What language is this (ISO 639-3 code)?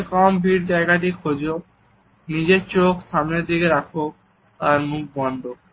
ben